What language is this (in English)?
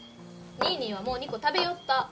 Japanese